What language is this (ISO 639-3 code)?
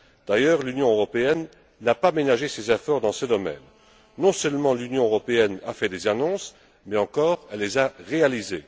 fra